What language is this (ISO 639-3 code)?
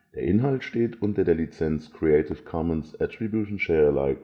deu